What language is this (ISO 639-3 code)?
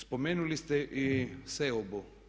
hrv